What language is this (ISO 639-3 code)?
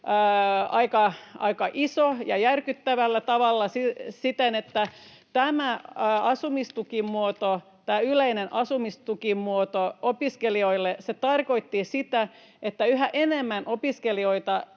fin